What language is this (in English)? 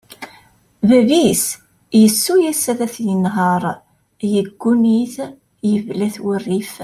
Kabyle